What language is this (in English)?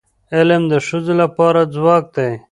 Pashto